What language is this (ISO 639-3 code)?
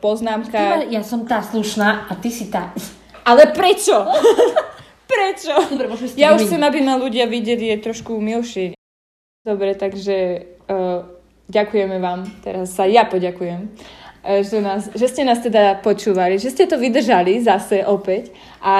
slk